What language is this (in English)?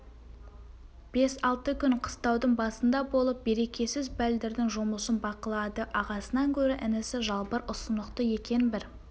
Kazakh